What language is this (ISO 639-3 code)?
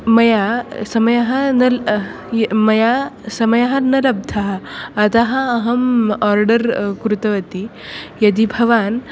san